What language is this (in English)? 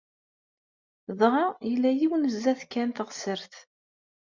Kabyle